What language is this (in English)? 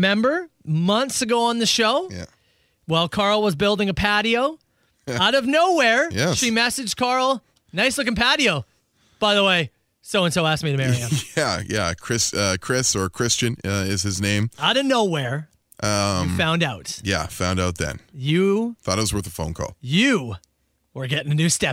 English